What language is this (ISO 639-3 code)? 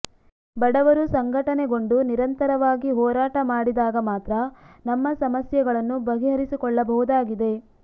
kan